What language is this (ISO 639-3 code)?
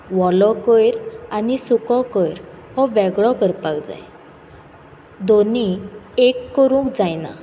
kok